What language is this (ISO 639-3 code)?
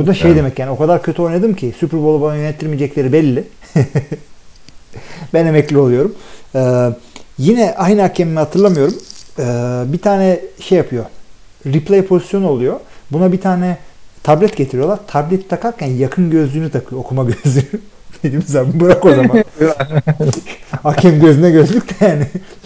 tur